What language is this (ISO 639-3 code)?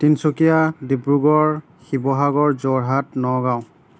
asm